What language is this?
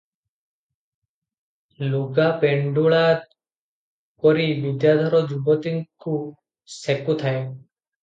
Odia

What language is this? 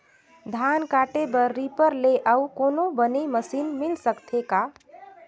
Chhattisgarhi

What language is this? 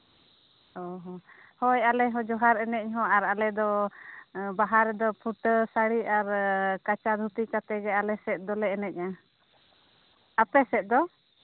Santali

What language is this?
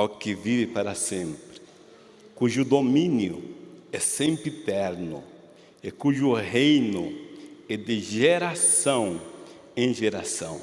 Portuguese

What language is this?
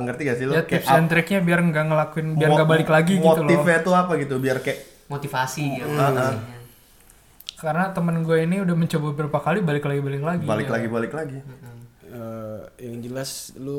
Indonesian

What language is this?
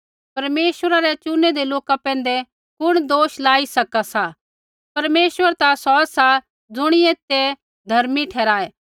Kullu Pahari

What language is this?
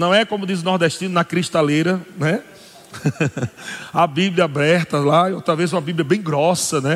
Portuguese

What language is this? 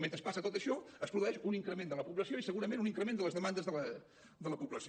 Catalan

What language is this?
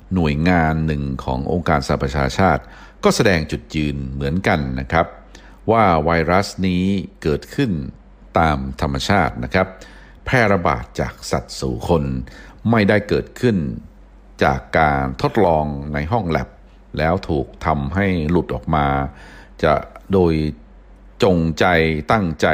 Thai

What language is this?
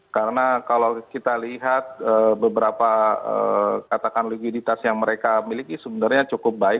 Indonesian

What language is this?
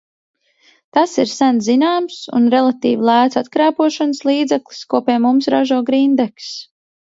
Latvian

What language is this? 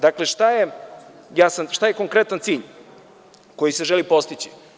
Serbian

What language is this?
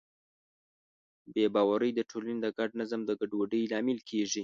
Pashto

